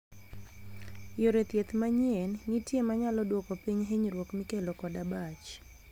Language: Luo (Kenya and Tanzania)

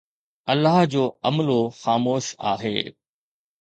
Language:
Sindhi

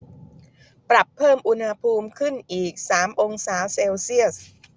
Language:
Thai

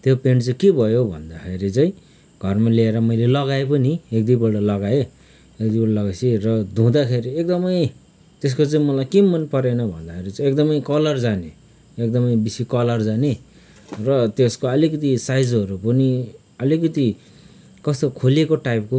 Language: Nepali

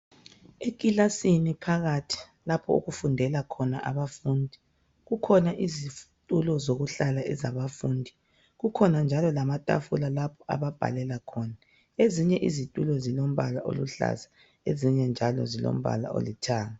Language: North Ndebele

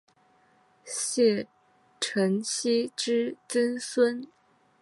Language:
Chinese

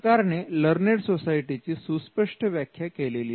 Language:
Marathi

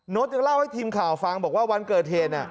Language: Thai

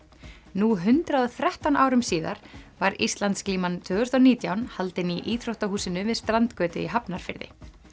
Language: Icelandic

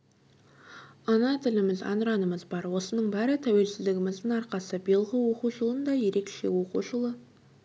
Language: Kazakh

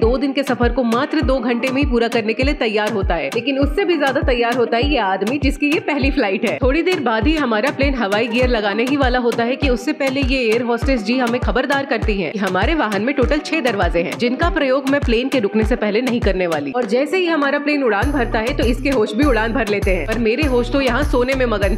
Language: Hindi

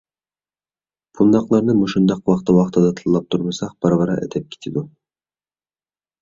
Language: Uyghur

